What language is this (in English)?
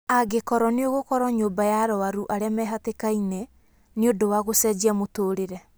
Kikuyu